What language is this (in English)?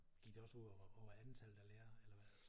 Danish